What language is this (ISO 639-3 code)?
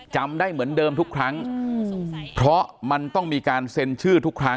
tha